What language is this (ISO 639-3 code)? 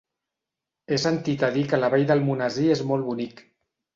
cat